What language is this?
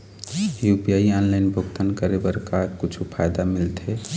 Chhattisgarhi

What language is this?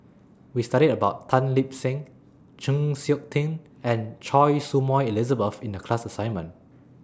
English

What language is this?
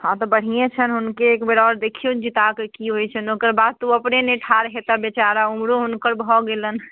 Maithili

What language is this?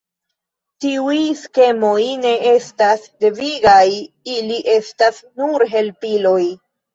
Esperanto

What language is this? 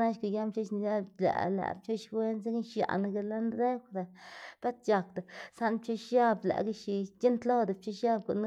Xanaguía Zapotec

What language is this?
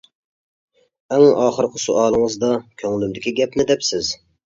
Uyghur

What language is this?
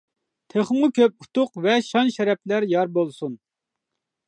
Uyghur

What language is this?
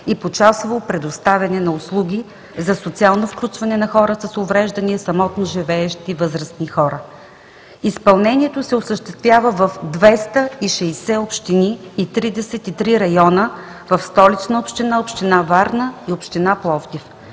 Bulgarian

